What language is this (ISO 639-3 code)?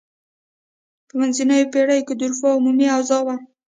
pus